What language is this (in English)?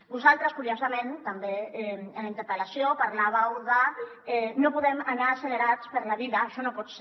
Catalan